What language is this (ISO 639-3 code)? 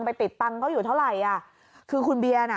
tha